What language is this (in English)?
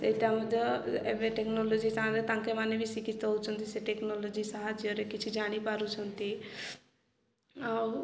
Odia